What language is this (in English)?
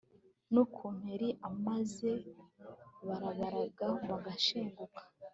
Kinyarwanda